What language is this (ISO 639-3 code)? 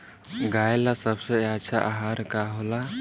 bho